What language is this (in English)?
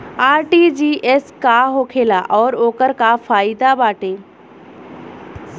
Bhojpuri